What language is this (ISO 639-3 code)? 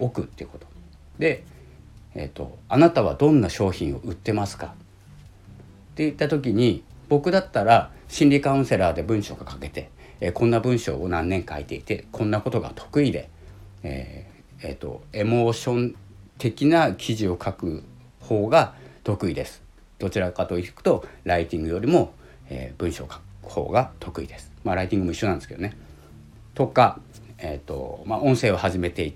jpn